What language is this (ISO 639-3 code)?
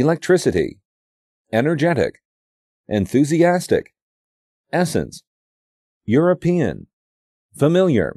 kor